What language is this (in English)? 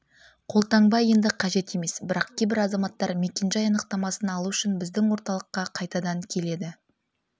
Kazakh